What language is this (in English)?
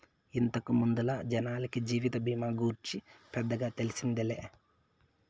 Telugu